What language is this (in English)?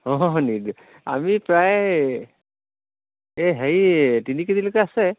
Assamese